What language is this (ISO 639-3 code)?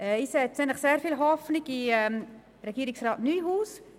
gsw